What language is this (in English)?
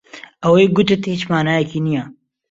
Central Kurdish